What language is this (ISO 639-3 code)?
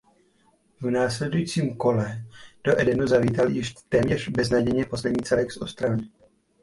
ces